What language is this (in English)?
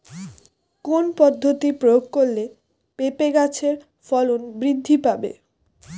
Bangla